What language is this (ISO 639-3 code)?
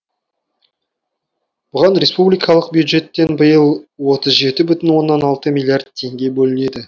kaz